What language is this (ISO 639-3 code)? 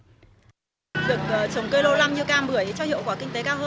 vie